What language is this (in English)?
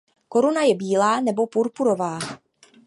Czech